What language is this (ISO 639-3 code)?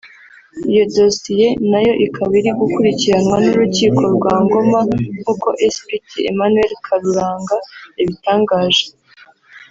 kin